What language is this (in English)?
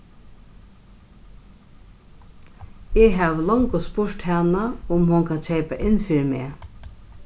Faroese